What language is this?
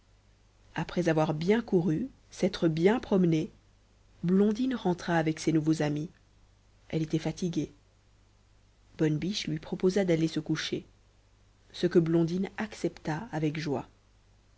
French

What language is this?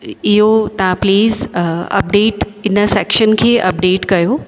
Sindhi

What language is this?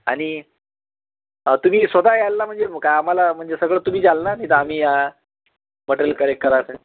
Marathi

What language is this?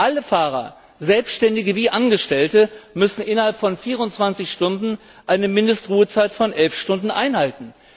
German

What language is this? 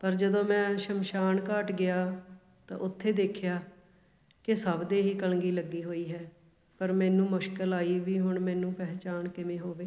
Punjabi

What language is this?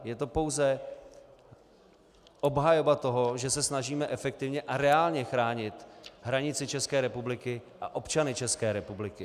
Czech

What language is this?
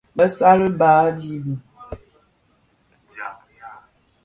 Bafia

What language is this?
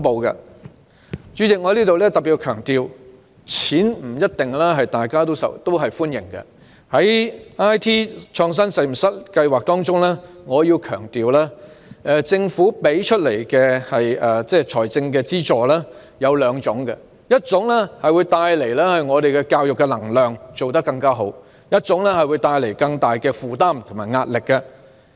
Cantonese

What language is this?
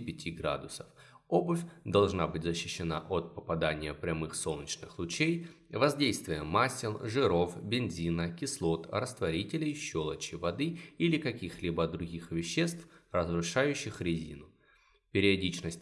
Russian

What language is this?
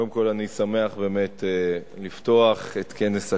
Hebrew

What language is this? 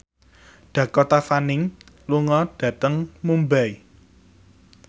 Javanese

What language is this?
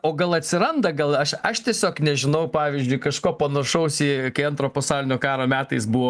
Lithuanian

